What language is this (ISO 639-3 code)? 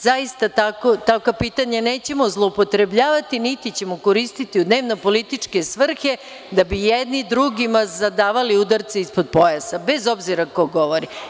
srp